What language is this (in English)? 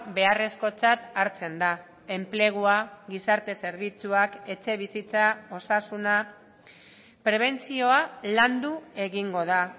Basque